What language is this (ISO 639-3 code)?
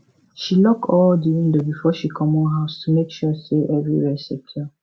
pcm